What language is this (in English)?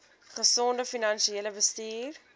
Afrikaans